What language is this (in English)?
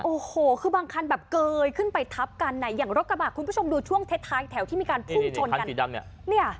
Thai